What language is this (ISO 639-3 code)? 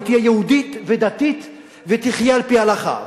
heb